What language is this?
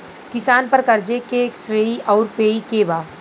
Bhojpuri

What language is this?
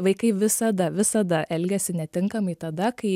Lithuanian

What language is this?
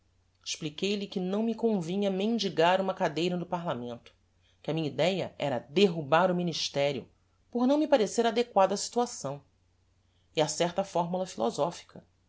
Portuguese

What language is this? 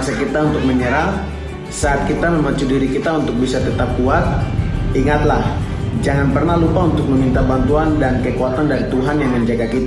Indonesian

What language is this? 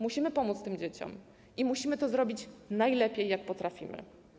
Polish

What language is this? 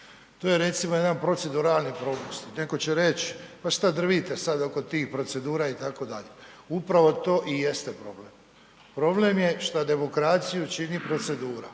Croatian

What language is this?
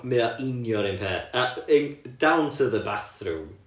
Welsh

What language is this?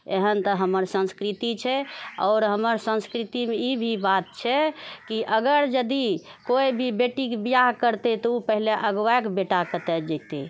Maithili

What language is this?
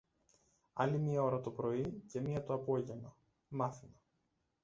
Greek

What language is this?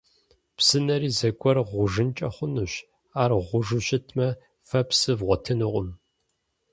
Kabardian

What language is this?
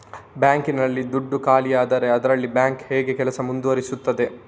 Kannada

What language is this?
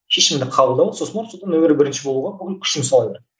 Kazakh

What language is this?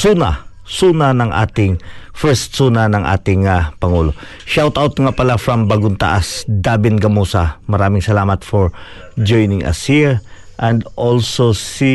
Filipino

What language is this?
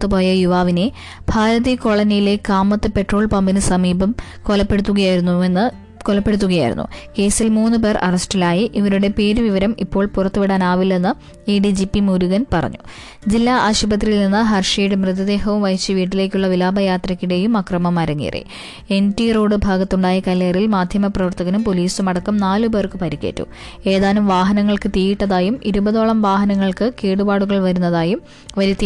Malayalam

